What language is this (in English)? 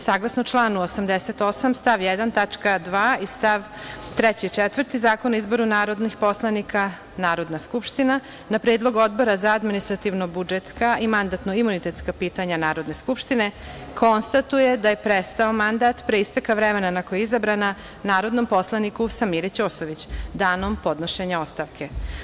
Serbian